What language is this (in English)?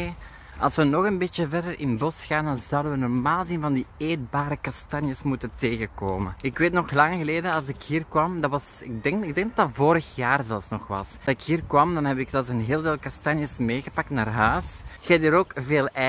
Dutch